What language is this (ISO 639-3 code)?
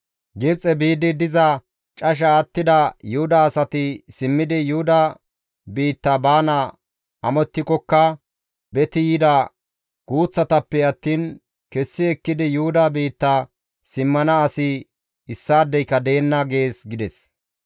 gmv